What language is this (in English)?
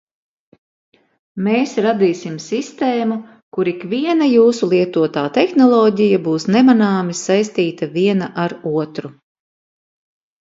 Latvian